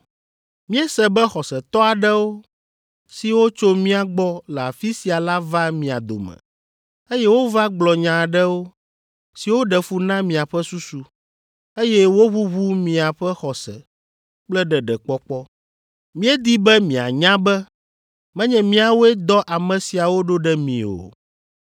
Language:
Ewe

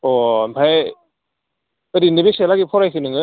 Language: Bodo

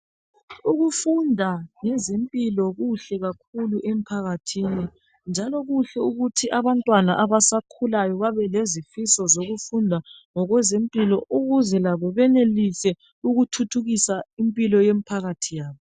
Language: North Ndebele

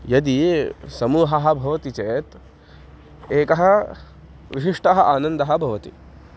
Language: Sanskrit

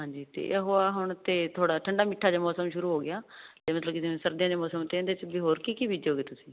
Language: Punjabi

